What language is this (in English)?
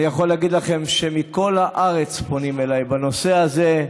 Hebrew